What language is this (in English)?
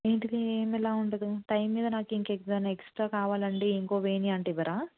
Telugu